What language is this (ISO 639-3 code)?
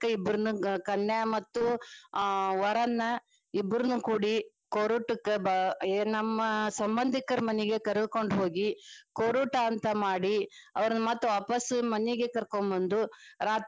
kan